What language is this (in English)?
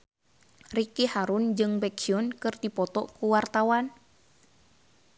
Sundanese